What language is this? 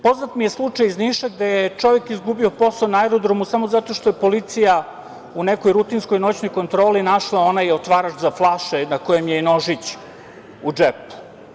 Serbian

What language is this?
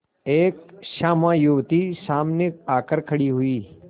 Hindi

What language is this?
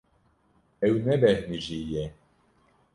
Kurdish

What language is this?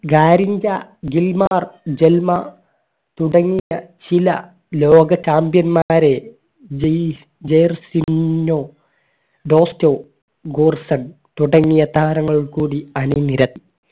Malayalam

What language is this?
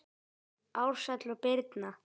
Icelandic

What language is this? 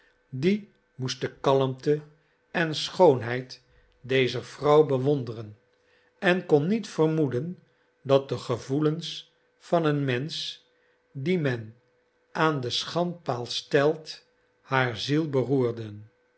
Dutch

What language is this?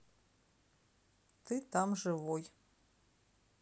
Russian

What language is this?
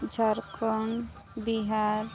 Santali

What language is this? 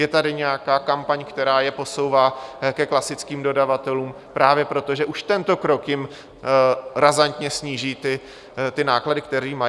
Czech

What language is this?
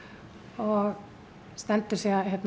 Icelandic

